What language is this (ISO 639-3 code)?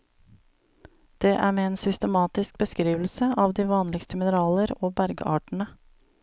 nor